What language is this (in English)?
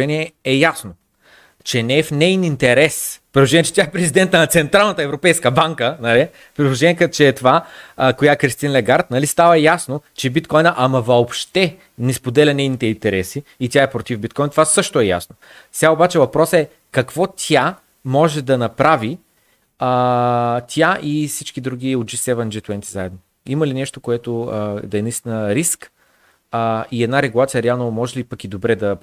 Bulgarian